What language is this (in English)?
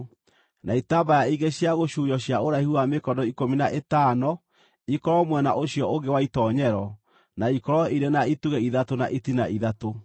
Kikuyu